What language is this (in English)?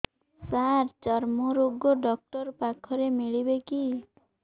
Odia